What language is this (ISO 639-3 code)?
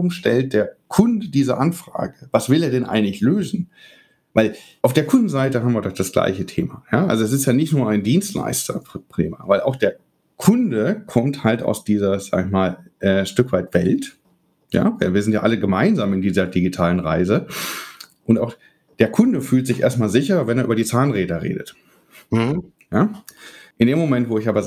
deu